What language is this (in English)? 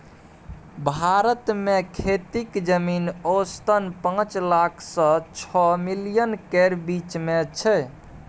Maithili